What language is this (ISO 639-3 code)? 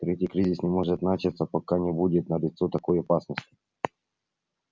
rus